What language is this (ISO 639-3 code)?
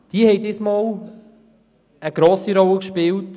gsw